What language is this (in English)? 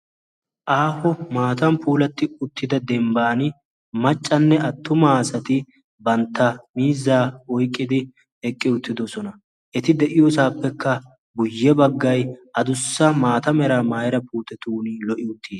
Wolaytta